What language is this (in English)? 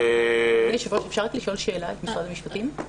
Hebrew